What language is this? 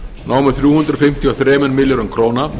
Icelandic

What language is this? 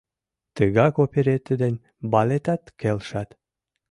Mari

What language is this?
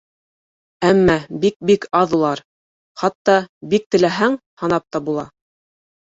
Bashkir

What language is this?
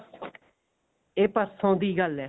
Punjabi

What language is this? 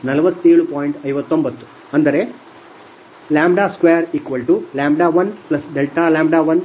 Kannada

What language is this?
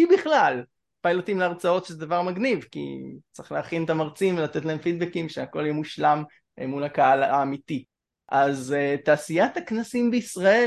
Hebrew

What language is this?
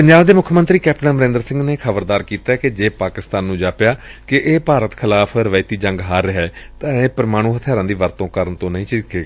Punjabi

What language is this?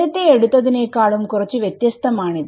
Malayalam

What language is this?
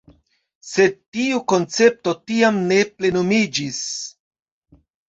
Esperanto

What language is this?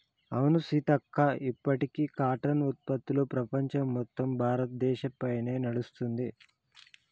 Telugu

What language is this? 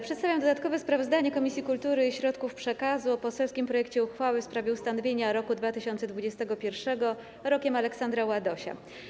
Polish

